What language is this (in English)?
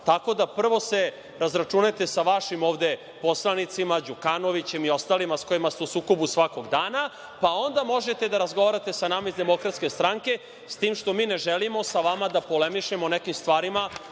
Serbian